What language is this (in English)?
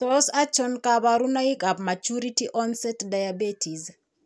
Kalenjin